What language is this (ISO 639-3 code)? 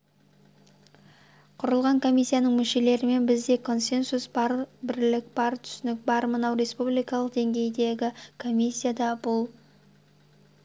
kaz